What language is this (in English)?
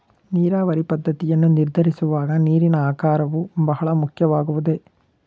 Kannada